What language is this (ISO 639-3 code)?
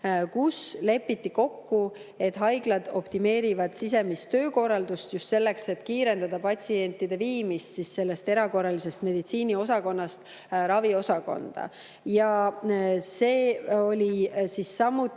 est